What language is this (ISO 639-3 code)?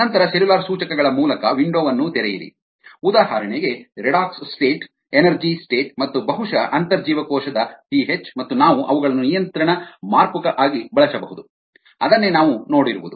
kan